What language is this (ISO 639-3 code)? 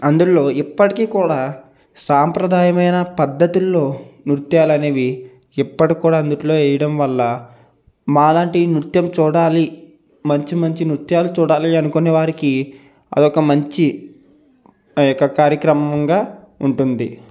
tel